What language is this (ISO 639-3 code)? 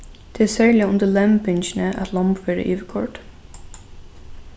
fao